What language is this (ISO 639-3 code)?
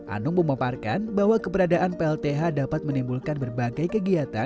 ind